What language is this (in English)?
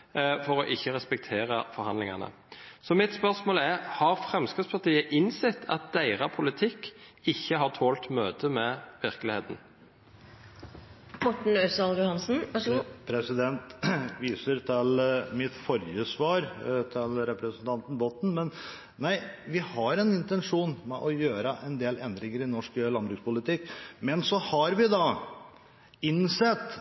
Norwegian